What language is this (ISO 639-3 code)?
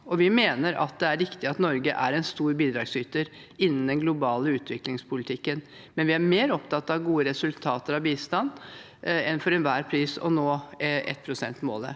nor